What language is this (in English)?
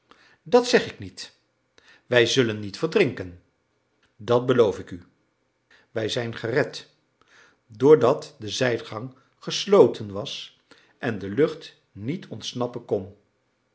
Dutch